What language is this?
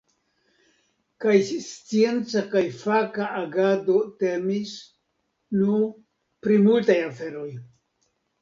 Esperanto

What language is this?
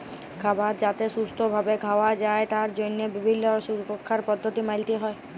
Bangla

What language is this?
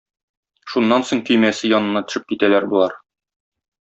Tatar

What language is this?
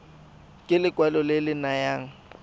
Tswana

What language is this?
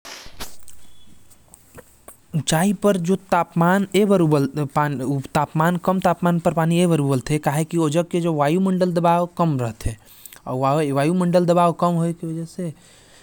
Korwa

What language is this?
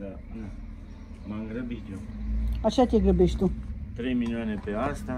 Romanian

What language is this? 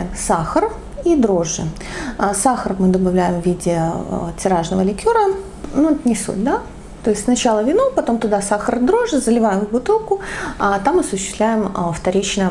Russian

